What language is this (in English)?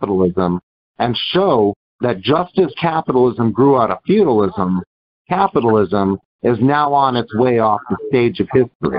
English